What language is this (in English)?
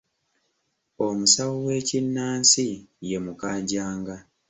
Ganda